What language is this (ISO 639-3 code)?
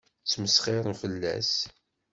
kab